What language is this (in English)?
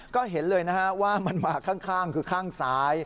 Thai